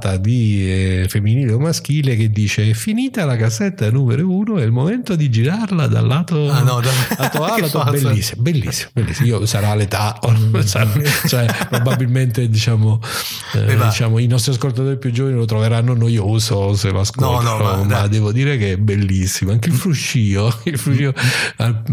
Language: Italian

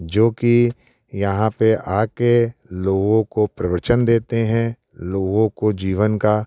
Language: Hindi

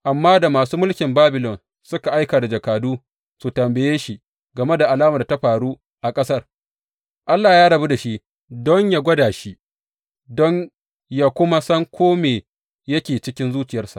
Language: Hausa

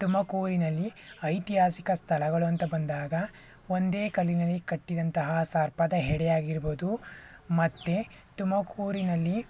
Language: Kannada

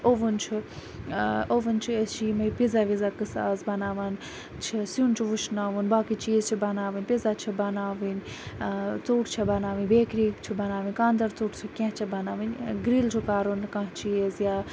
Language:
Kashmiri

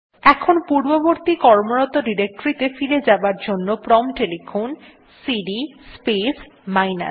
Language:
Bangla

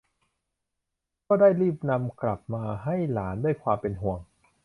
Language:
Thai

